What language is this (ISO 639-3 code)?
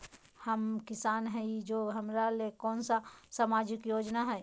mag